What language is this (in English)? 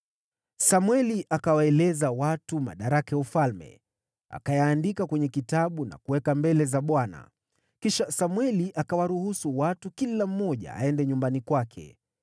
Swahili